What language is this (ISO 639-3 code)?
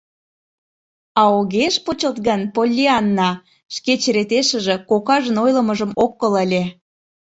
chm